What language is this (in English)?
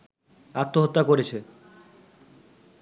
Bangla